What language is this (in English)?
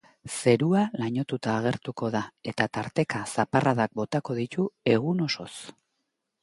Basque